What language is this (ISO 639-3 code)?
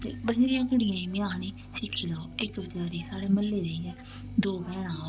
doi